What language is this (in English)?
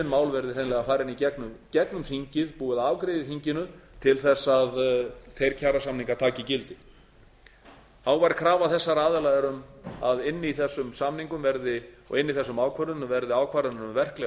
Icelandic